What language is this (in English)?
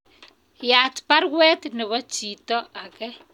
Kalenjin